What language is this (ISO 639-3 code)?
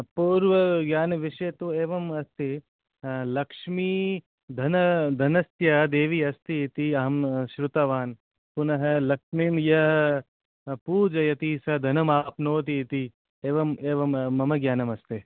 san